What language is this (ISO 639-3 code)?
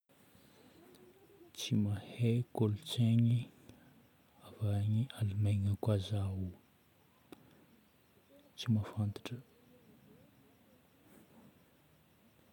bmm